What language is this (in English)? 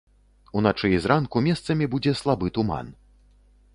Belarusian